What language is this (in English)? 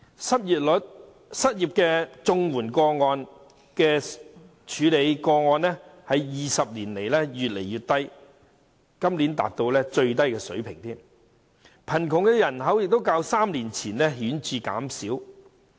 Cantonese